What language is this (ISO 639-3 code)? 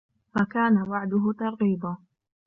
ara